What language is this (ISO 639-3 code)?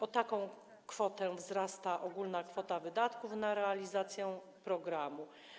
pol